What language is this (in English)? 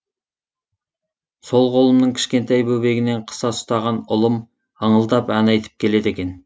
Kazakh